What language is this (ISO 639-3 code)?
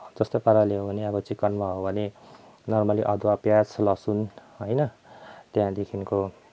nep